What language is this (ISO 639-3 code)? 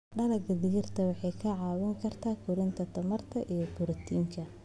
som